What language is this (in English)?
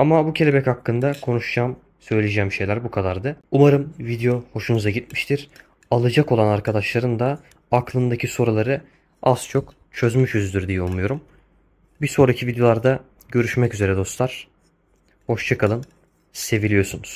Turkish